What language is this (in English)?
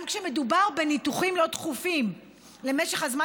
Hebrew